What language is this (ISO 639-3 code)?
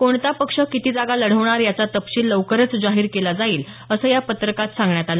mar